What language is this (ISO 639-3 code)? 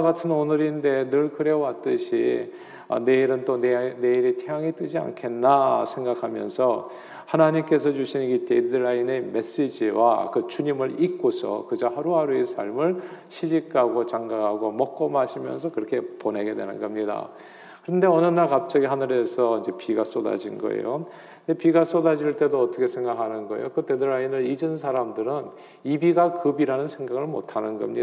kor